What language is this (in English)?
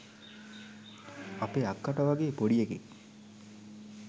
Sinhala